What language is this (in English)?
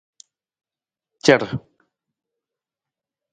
Nawdm